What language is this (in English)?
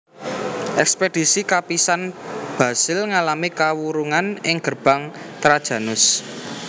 Javanese